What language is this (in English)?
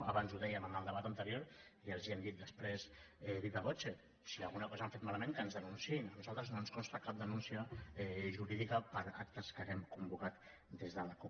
Catalan